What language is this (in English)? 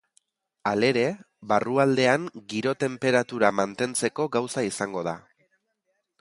Basque